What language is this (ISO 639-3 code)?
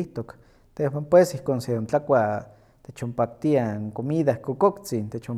nhq